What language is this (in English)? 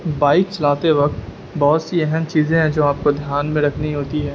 Urdu